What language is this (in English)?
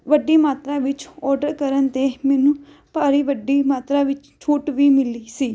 Punjabi